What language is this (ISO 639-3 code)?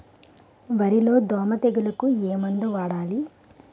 tel